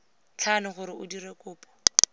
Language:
Tswana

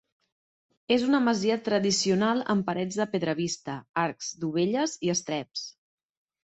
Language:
Catalan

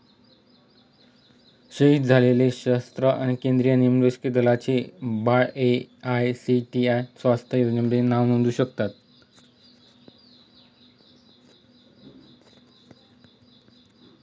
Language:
Marathi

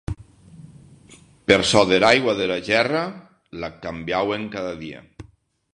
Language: Occitan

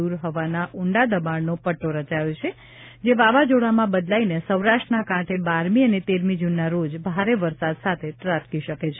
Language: Gujarati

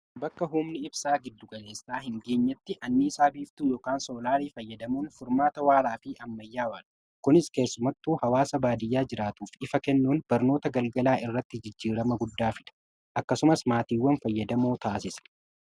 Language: Oromo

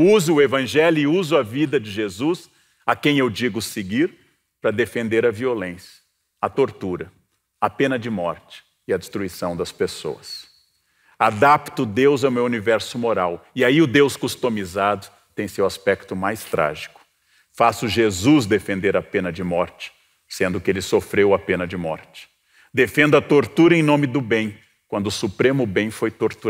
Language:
Portuguese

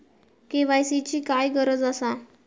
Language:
Marathi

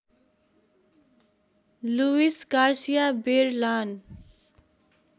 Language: Nepali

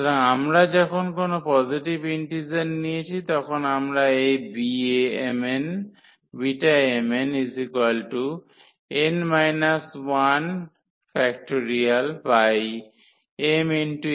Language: Bangla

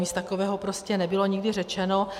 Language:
Czech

